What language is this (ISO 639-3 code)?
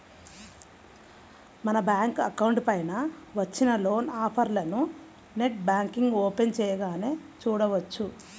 tel